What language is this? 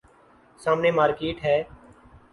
Urdu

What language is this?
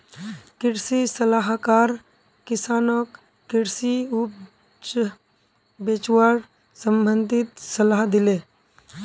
Magahi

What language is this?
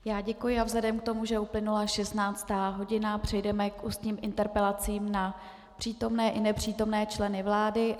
Czech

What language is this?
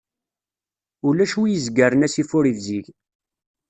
Kabyle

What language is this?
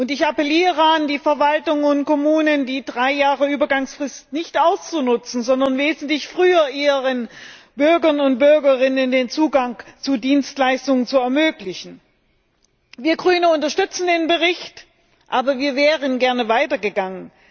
German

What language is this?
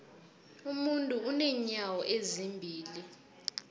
South Ndebele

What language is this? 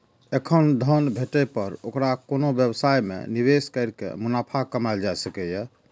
Maithili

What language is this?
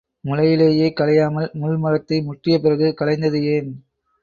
Tamil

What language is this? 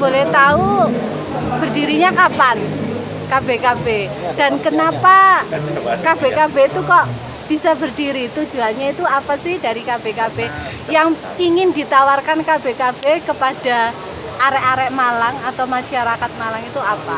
Indonesian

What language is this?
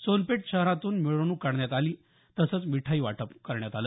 Marathi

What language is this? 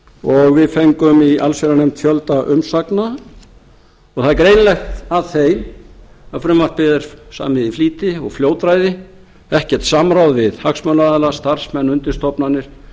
Icelandic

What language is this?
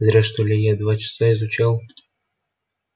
Russian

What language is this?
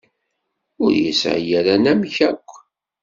Kabyle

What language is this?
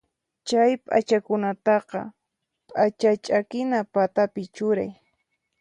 Puno Quechua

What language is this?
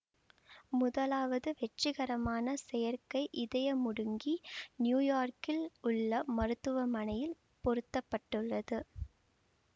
Tamil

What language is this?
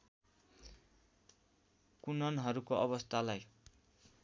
Nepali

